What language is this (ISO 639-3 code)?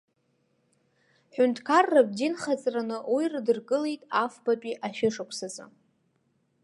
abk